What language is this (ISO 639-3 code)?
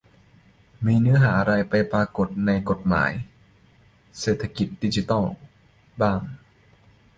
tha